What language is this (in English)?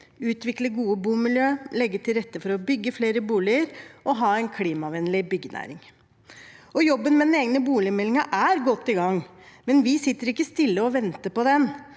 Norwegian